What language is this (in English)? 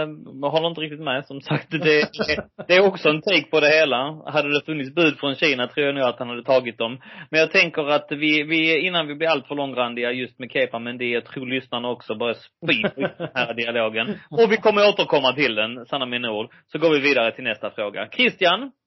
Swedish